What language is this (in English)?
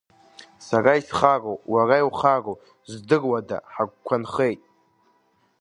Abkhazian